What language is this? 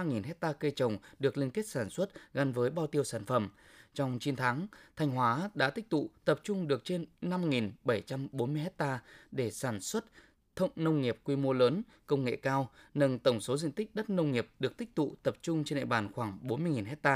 Vietnamese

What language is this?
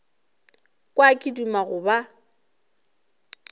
Northern Sotho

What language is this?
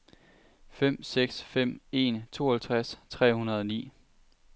Danish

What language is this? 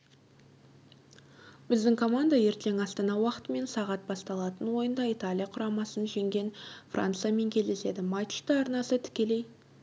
Kazakh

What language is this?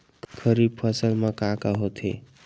Chhattisgarhi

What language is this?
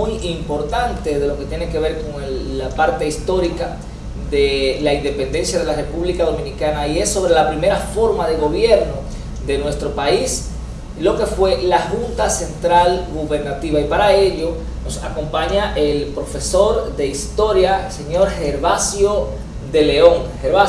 Spanish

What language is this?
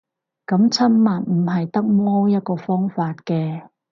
Cantonese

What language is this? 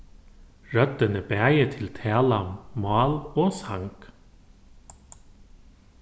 Faroese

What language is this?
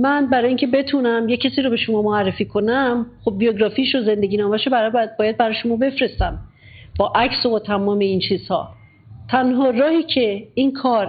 Persian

